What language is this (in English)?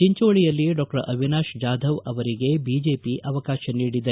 Kannada